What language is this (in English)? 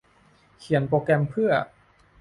Thai